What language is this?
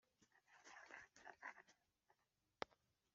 Kinyarwanda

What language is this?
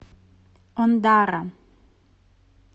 Russian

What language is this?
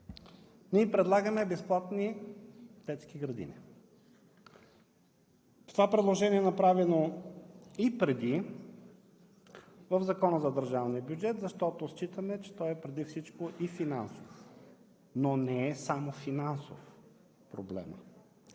Bulgarian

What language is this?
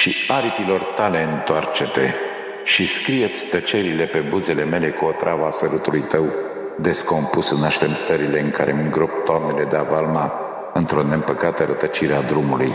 Romanian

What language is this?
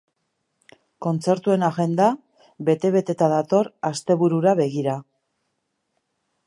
Basque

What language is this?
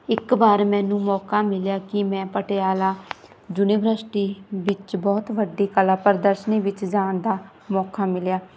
Punjabi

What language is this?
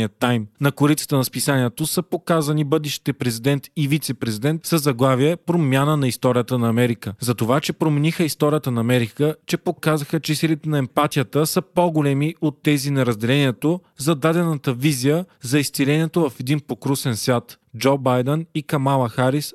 Bulgarian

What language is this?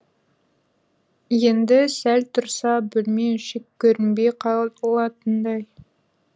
Kazakh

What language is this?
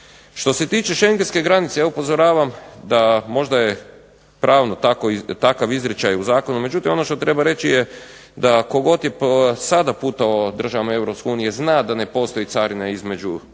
Croatian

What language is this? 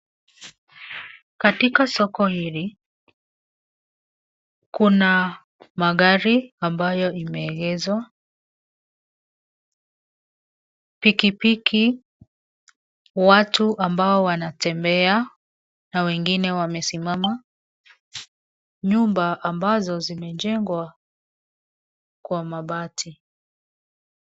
Swahili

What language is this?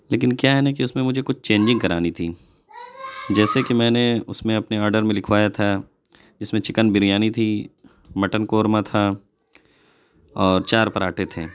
Urdu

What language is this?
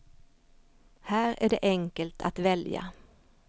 Swedish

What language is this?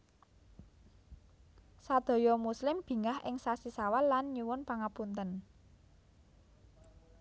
Javanese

